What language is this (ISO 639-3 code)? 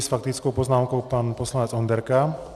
ces